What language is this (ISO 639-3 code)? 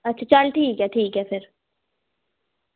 doi